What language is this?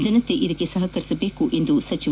Kannada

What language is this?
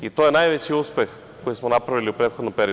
Serbian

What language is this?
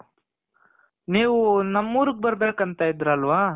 Kannada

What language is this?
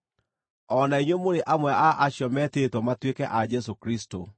Kikuyu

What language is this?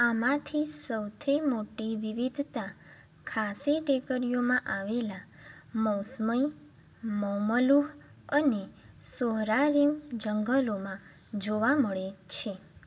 Gujarati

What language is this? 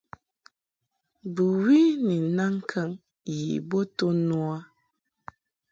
Mungaka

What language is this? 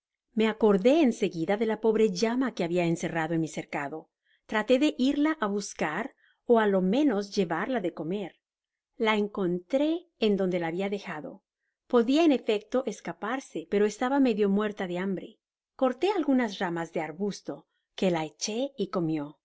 Spanish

